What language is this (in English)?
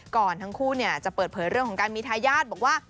Thai